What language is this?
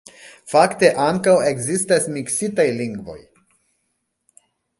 Esperanto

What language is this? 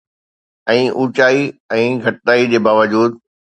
Sindhi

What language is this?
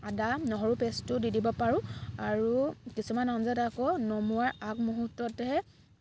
Assamese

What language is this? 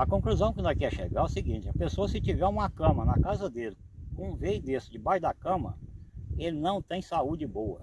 Portuguese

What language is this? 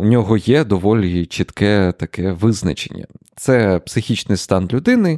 Ukrainian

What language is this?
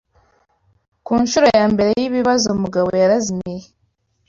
Kinyarwanda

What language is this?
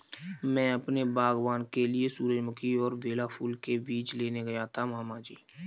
Hindi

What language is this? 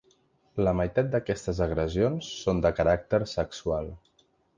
Catalan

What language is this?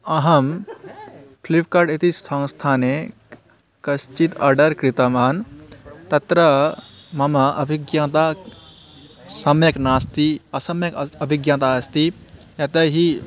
Sanskrit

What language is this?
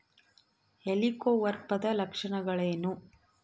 Kannada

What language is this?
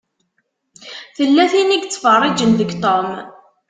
Kabyle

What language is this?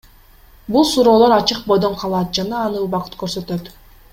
Kyrgyz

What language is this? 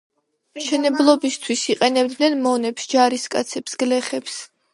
Georgian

